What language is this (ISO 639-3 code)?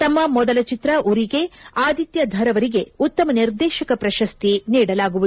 kan